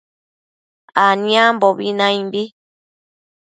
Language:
Matsés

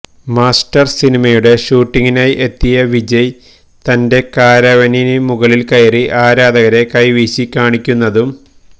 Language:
Malayalam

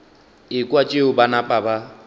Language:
Northern Sotho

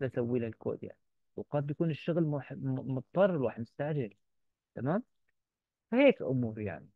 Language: Arabic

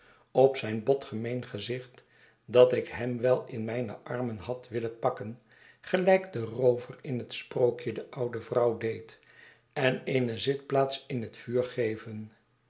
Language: Dutch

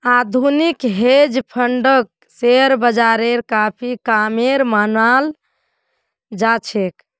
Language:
Magahi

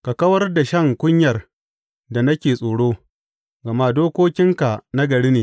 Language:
Hausa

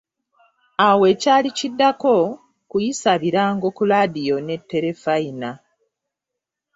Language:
Ganda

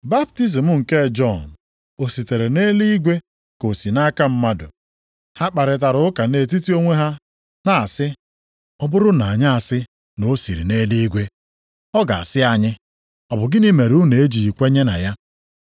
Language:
Igbo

